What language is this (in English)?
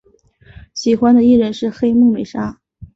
Chinese